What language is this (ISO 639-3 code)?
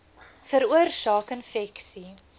afr